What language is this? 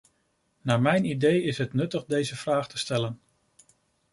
Dutch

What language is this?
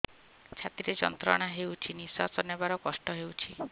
Odia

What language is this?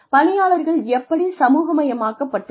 Tamil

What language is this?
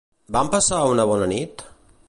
Catalan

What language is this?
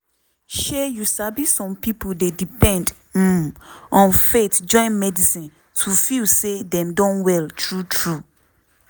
Nigerian Pidgin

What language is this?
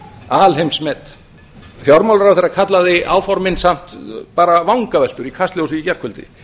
Icelandic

